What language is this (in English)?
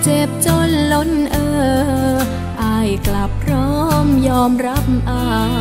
Thai